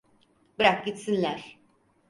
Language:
Turkish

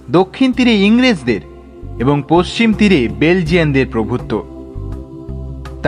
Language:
Bangla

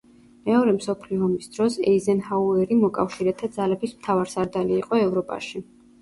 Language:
Georgian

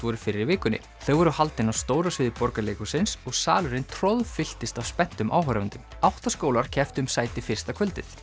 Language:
Icelandic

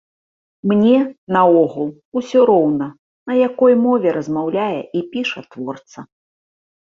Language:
Belarusian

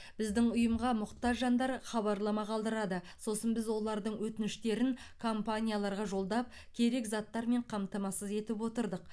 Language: Kazakh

